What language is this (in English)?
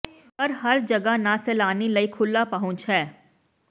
Punjabi